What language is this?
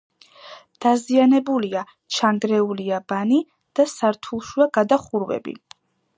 Georgian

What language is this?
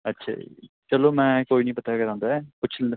Punjabi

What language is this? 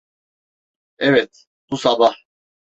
Turkish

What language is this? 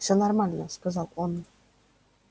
Russian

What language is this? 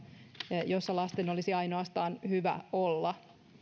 Finnish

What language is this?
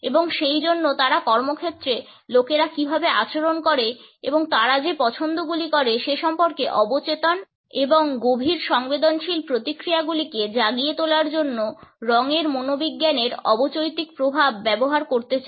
Bangla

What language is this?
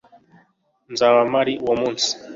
Kinyarwanda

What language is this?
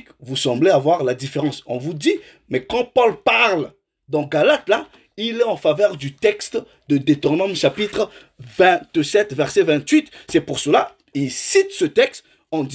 French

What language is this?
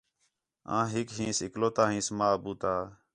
Khetrani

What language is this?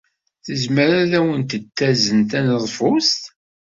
Kabyle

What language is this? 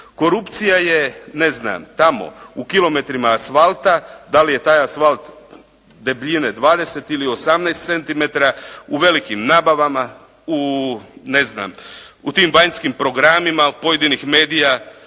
Croatian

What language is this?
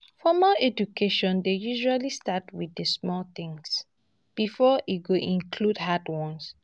Nigerian Pidgin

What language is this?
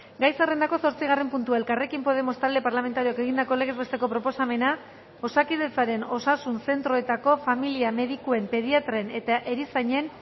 Basque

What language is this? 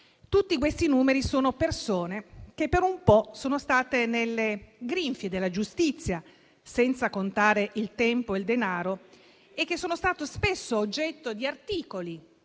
Italian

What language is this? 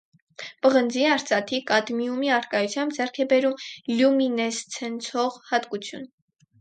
Armenian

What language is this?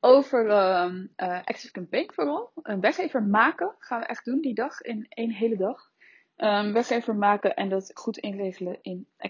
Dutch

